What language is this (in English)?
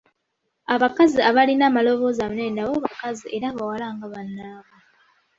Ganda